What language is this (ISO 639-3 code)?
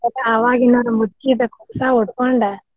kan